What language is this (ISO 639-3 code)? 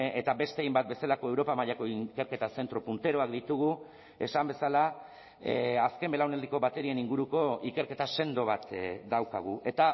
eus